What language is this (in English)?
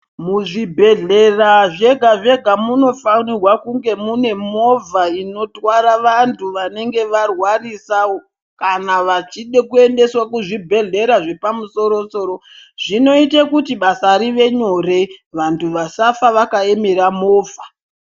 Ndau